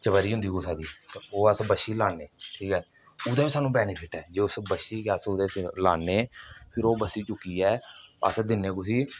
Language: Dogri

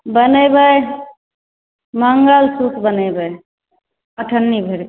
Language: Maithili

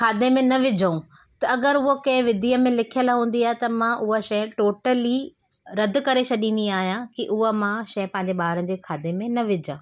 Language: Sindhi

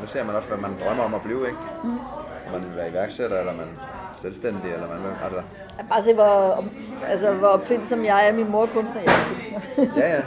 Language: Danish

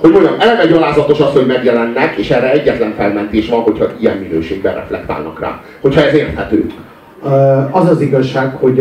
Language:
Hungarian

